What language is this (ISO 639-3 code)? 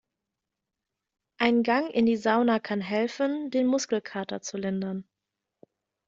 deu